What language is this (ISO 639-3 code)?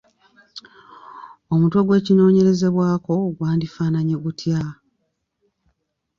lug